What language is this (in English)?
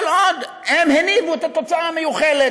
Hebrew